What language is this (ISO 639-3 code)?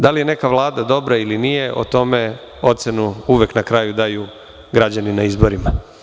srp